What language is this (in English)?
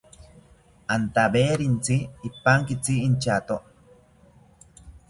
South Ucayali Ashéninka